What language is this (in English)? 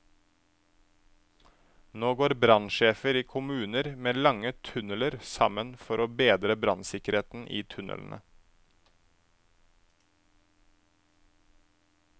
Norwegian